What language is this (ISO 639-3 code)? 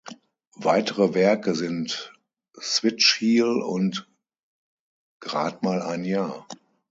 deu